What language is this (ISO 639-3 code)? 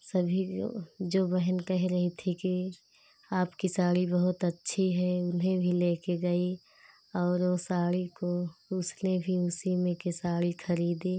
hin